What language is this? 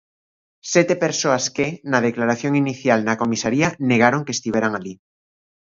Galician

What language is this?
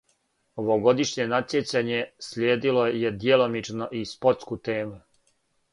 Serbian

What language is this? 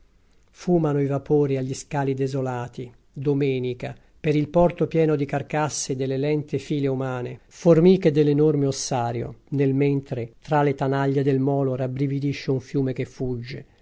Italian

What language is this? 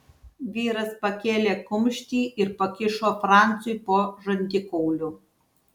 Lithuanian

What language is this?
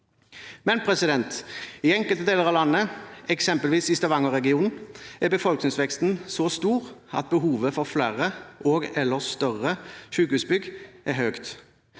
Norwegian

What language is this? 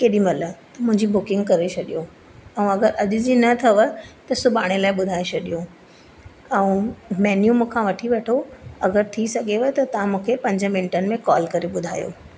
Sindhi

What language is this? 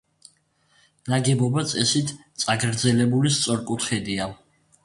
Georgian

